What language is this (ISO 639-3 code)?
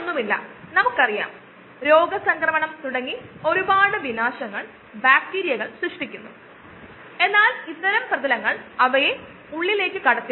mal